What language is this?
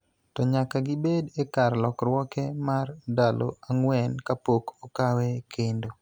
Luo (Kenya and Tanzania)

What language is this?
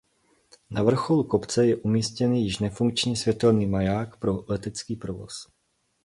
Czech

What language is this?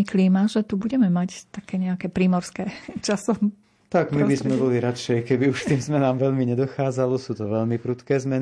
Slovak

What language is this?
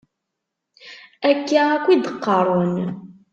Kabyle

